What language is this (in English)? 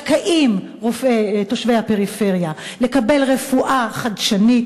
Hebrew